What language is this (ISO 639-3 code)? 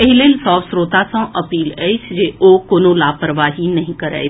mai